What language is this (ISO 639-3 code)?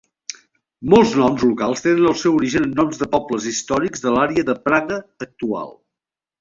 cat